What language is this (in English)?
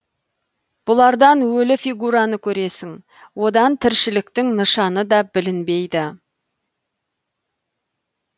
Kazakh